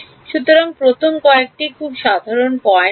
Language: Bangla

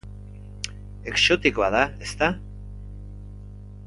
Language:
Basque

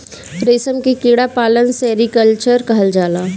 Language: Bhojpuri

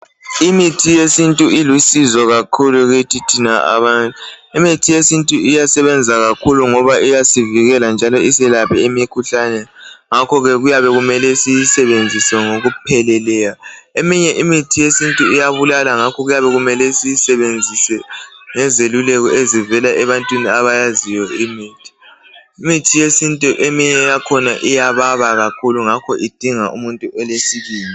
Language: North Ndebele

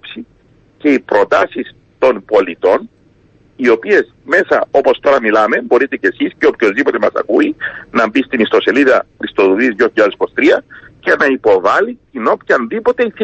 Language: Greek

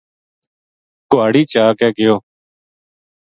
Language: Gujari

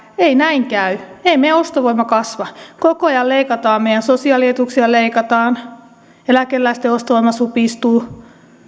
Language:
Finnish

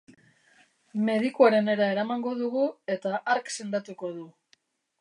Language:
Basque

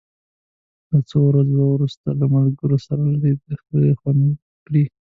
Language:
Pashto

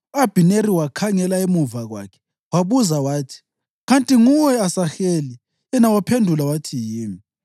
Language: North Ndebele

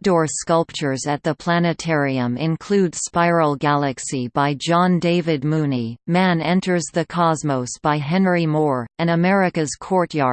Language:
English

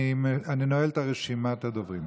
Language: Hebrew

